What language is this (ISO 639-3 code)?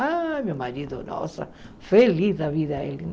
por